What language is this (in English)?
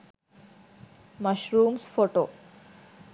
Sinhala